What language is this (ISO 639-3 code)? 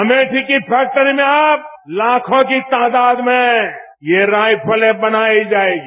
hin